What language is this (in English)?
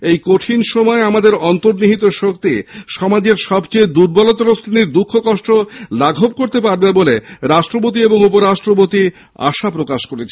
Bangla